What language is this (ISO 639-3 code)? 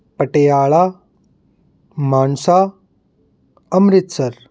pan